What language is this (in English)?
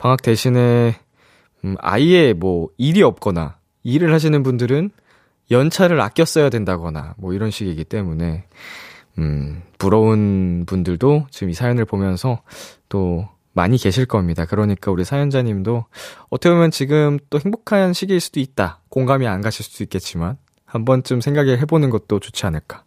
Korean